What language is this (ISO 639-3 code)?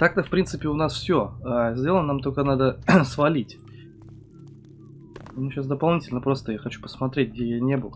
rus